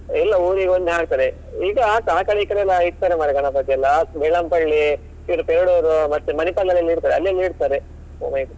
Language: Kannada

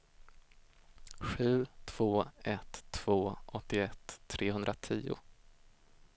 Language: Swedish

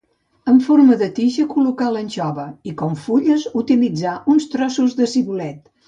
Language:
Catalan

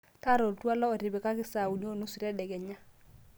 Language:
Masai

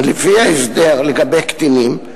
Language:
Hebrew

